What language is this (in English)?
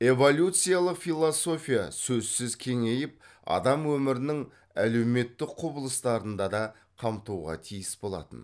Kazakh